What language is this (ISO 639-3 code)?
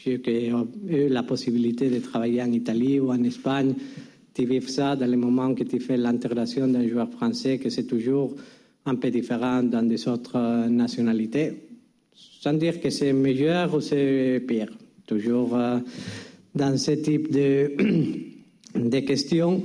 fra